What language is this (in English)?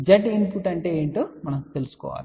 Telugu